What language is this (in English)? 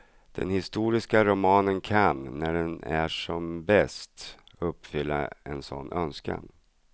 Swedish